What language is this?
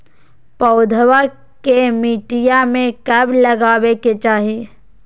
Magahi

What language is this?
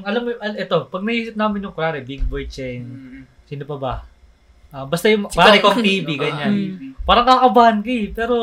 Filipino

